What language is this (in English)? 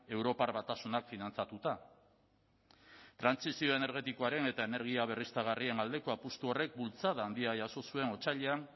Basque